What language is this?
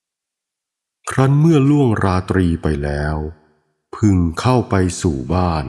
Thai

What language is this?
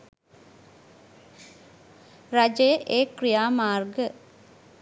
Sinhala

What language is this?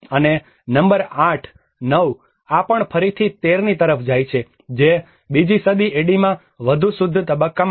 Gujarati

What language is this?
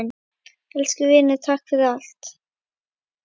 Icelandic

